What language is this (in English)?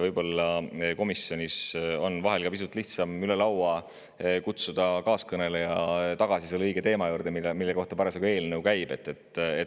Estonian